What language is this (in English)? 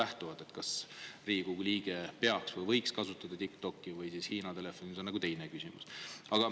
Estonian